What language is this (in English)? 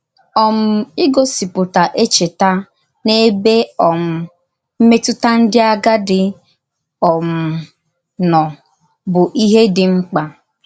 Igbo